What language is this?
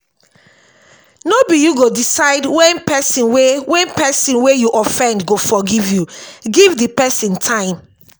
Nigerian Pidgin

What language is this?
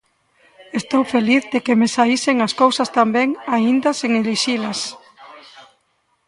Galician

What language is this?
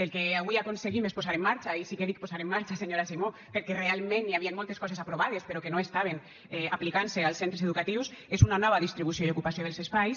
Catalan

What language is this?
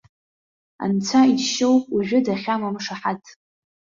Abkhazian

